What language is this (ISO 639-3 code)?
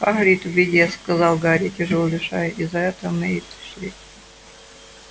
rus